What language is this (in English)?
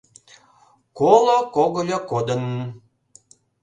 Mari